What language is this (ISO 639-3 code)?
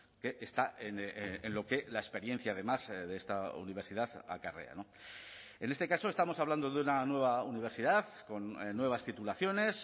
spa